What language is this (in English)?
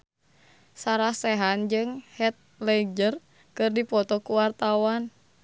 Sundanese